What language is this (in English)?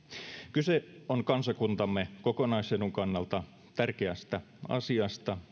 Finnish